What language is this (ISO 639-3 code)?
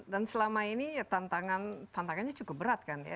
ind